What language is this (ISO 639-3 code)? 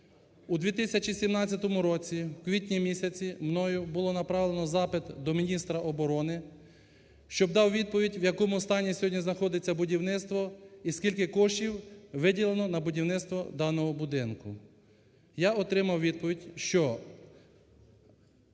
ukr